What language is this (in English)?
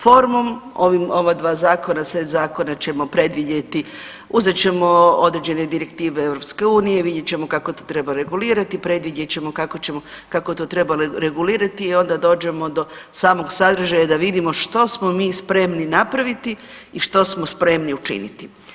Croatian